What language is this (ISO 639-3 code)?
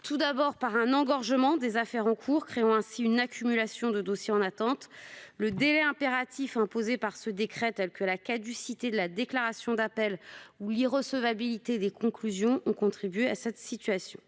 fra